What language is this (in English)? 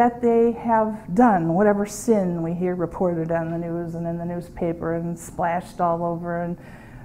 English